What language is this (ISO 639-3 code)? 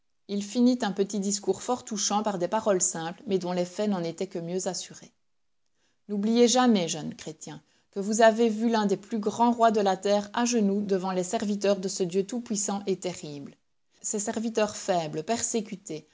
fra